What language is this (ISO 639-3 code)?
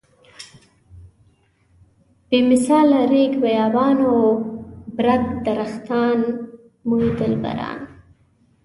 pus